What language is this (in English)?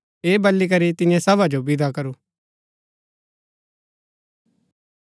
Gaddi